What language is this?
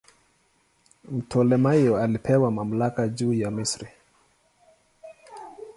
Swahili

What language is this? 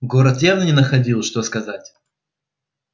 Russian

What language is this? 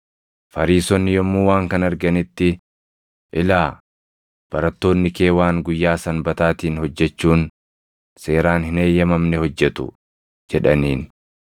Oromo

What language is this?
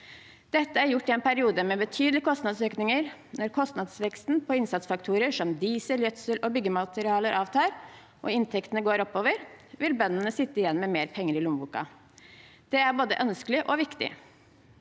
Norwegian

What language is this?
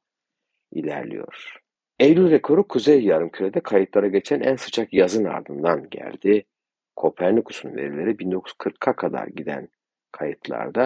Turkish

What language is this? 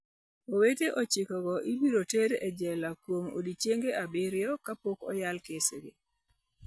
Luo (Kenya and Tanzania)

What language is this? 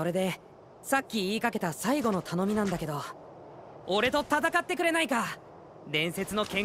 Japanese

